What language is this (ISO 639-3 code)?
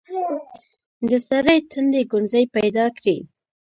pus